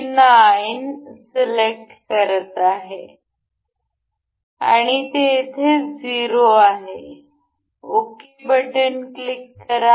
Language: Marathi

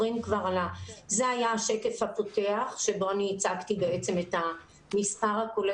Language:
Hebrew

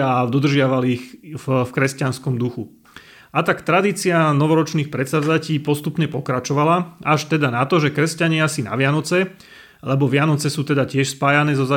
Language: Slovak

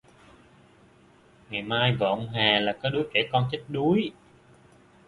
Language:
Vietnamese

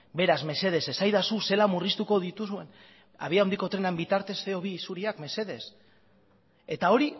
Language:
Basque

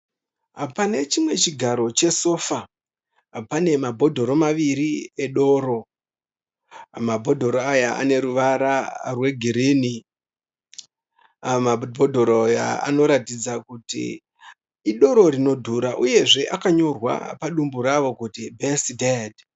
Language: Shona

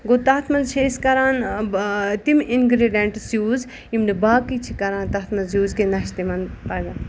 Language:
Kashmiri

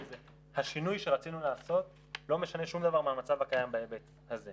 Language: Hebrew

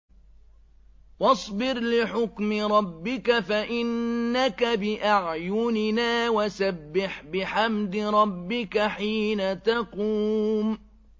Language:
Arabic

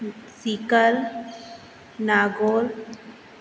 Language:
Sindhi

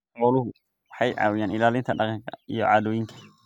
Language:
Somali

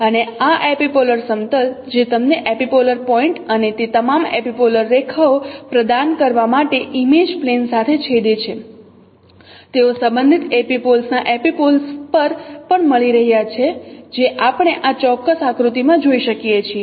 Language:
Gujarati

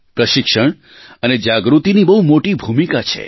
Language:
Gujarati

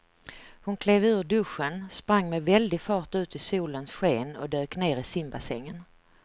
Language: Swedish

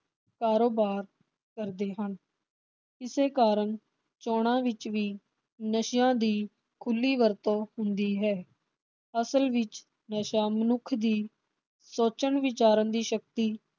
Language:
Punjabi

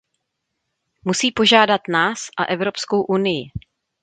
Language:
Czech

